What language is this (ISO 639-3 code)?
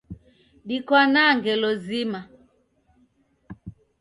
dav